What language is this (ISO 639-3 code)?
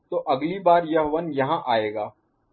hin